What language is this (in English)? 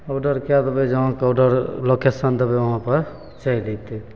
Maithili